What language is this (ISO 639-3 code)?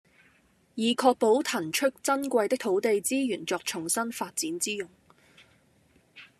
yue